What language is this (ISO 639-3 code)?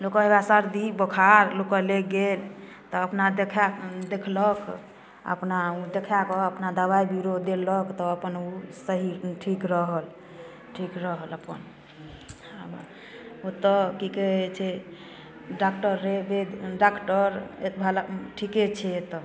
mai